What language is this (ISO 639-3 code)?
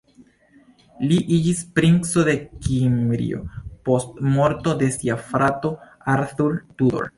epo